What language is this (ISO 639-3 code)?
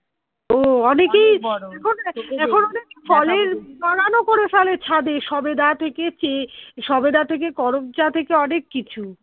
ben